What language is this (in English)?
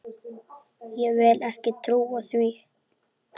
Icelandic